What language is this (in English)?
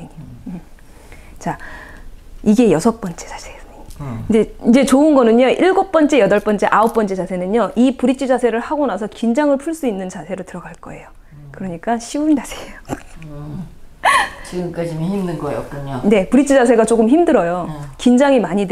Korean